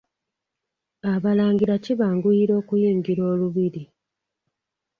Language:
Ganda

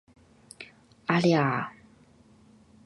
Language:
Chinese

